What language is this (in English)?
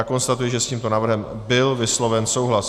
Czech